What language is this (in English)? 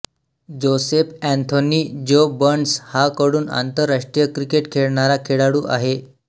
Marathi